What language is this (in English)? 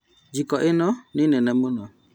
Kikuyu